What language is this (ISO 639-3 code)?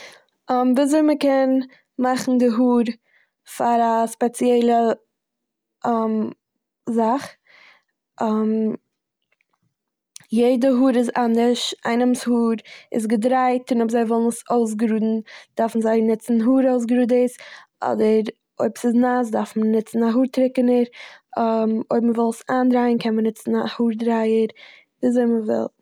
yid